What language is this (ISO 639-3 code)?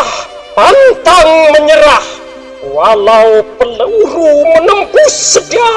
ind